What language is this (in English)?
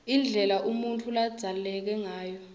Swati